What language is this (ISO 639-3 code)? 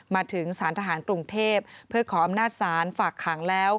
tha